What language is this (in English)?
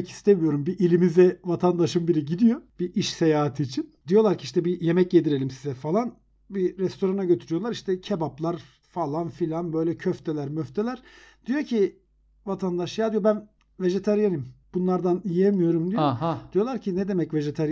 Turkish